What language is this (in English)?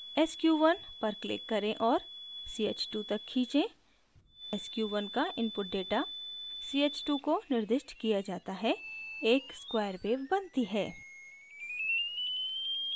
Hindi